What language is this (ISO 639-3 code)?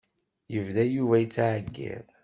kab